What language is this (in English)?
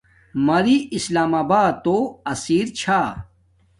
Domaaki